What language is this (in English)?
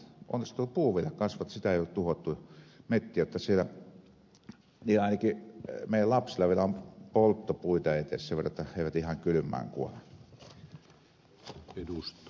Finnish